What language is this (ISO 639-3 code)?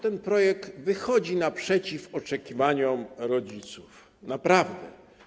pol